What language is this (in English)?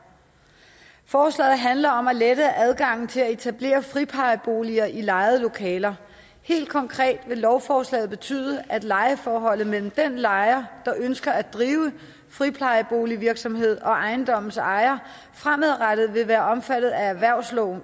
Danish